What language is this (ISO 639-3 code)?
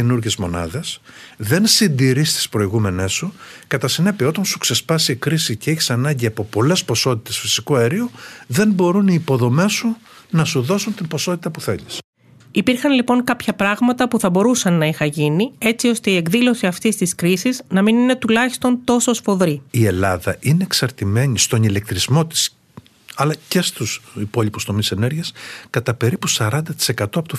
ell